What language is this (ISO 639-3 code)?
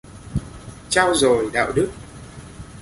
vie